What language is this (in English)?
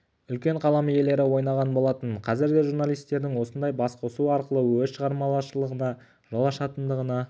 Kazakh